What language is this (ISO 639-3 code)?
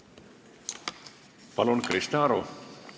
est